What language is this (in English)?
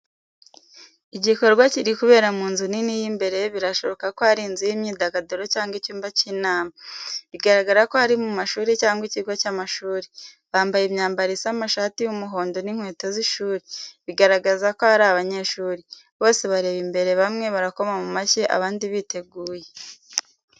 Kinyarwanda